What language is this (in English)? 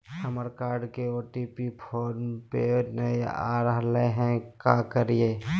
Magahi